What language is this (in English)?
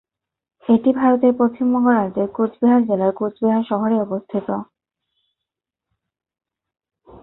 Bangla